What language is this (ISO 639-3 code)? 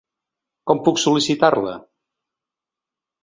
cat